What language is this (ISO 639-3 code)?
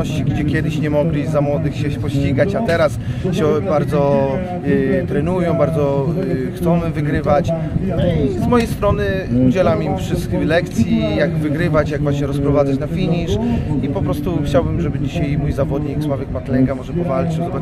pol